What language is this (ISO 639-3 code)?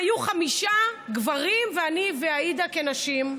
heb